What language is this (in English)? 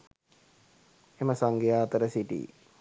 Sinhala